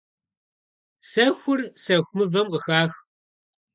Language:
Kabardian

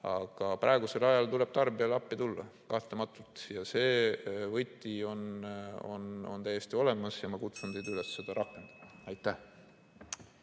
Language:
Estonian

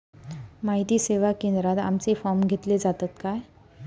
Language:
Marathi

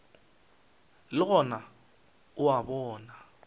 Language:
Northern Sotho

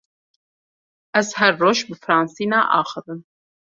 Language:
Kurdish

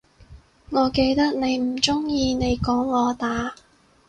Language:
Cantonese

